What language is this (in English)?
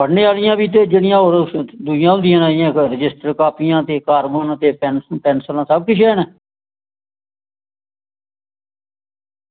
Dogri